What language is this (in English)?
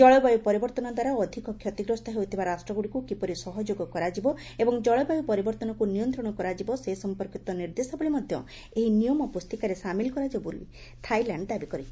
Odia